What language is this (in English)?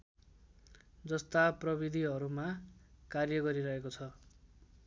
Nepali